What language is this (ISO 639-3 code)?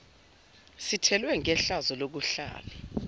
zul